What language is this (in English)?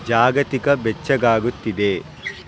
Kannada